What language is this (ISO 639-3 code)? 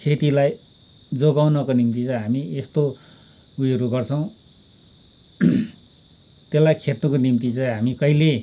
nep